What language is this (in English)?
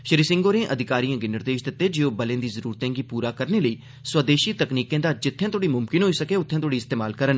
Dogri